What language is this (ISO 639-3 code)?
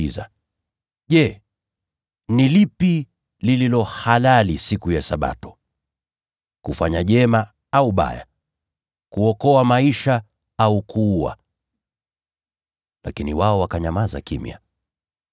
swa